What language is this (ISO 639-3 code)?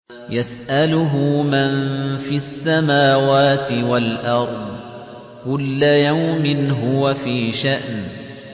ara